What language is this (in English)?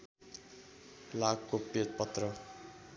Nepali